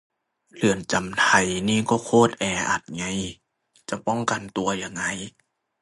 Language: Thai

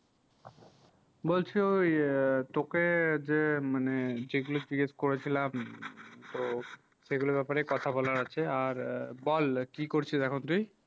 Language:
Bangla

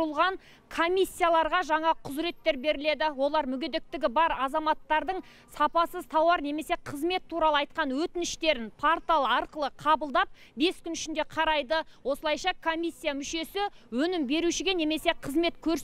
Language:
Turkish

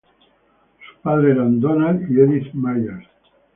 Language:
Spanish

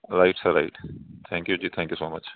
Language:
Punjabi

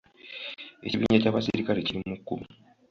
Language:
Ganda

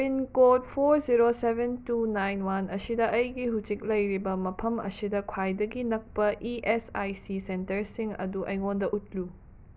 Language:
Manipuri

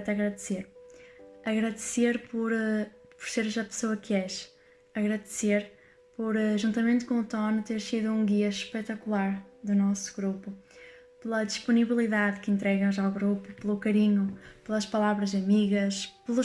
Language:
Portuguese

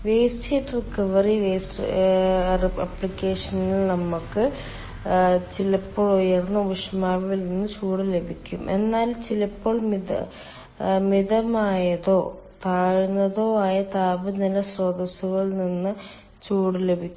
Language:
Malayalam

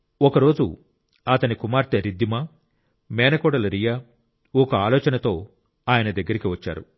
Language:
Telugu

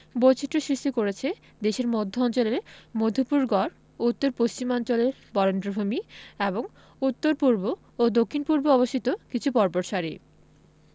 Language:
Bangla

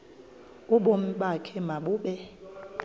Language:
Xhosa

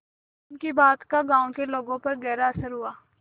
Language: Hindi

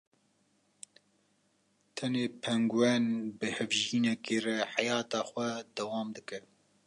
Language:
Kurdish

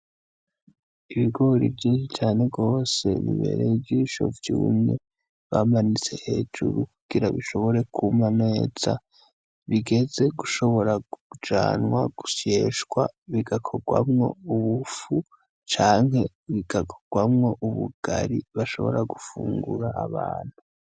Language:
Rundi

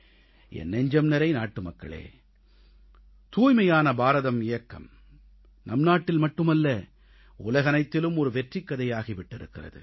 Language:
Tamil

